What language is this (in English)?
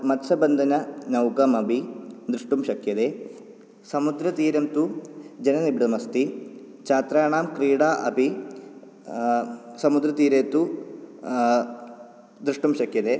Sanskrit